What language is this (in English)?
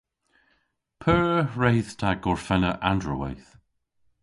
Cornish